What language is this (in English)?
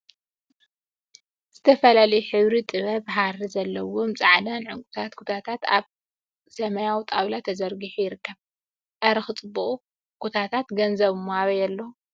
Tigrinya